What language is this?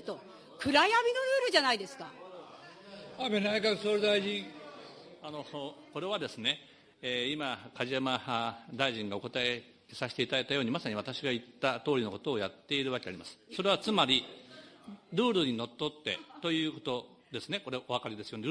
Japanese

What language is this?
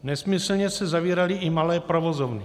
Czech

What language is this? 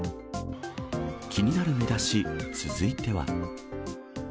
Japanese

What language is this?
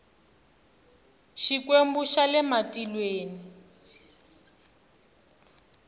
Tsonga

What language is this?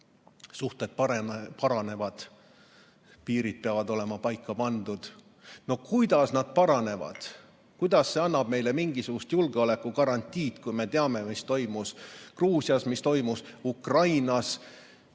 Estonian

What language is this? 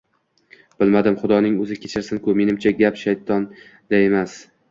Uzbek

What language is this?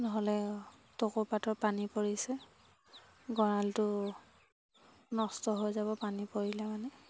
Assamese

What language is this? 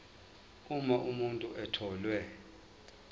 Zulu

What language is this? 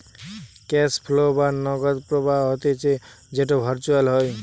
Bangla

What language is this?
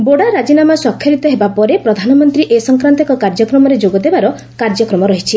Odia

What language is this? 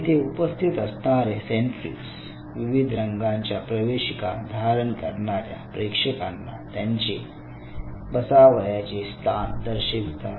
Marathi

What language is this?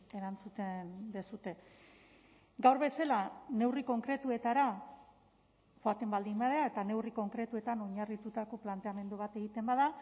Basque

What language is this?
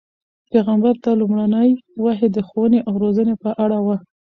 Pashto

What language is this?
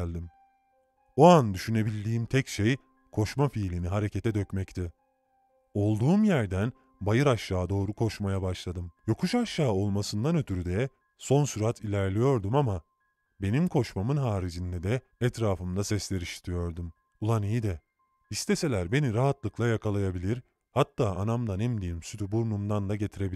Turkish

